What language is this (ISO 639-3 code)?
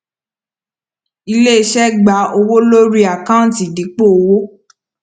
yor